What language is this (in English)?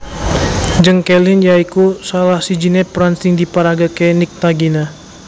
Javanese